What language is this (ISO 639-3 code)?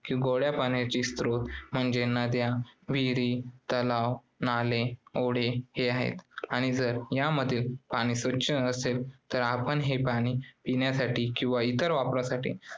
mar